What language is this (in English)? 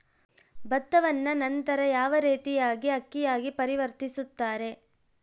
Kannada